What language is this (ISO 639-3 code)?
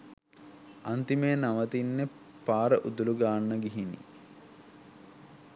sin